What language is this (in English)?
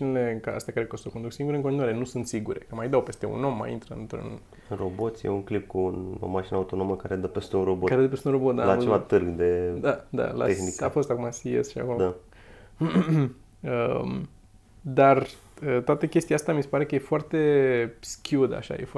Romanian